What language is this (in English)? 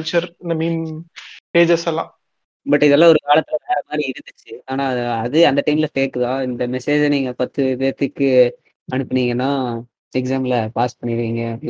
Tamil